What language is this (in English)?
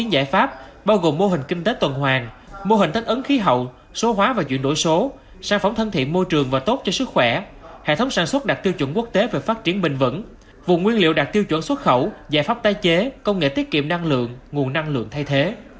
Vietnamese